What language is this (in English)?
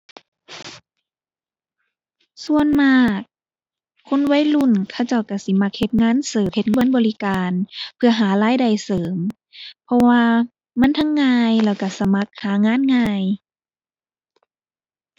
Thai